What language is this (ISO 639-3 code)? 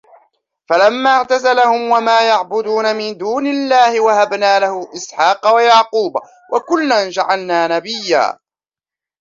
ara